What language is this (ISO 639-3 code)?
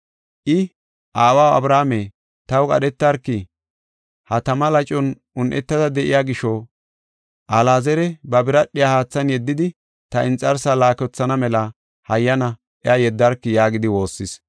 gof